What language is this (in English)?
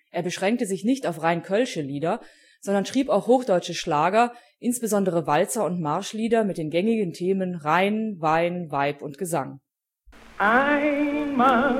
German